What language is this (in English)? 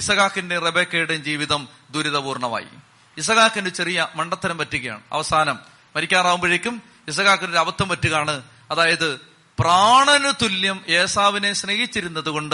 Malayalam